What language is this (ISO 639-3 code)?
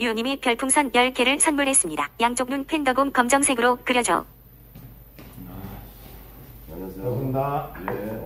kor